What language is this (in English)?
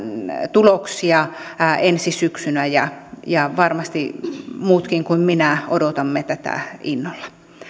Finnish